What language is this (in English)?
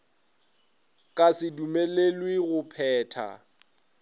Northern Sotho